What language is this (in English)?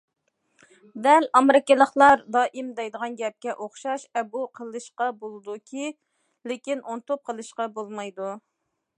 Uyghur